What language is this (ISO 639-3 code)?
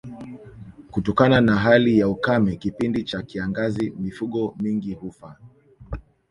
swa